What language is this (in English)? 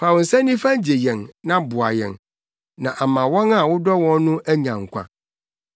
Akan